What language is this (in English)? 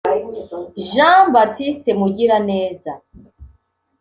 Kinyarwanda